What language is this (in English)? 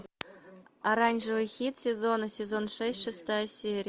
Russian